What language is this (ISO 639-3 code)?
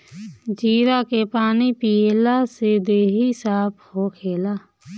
bho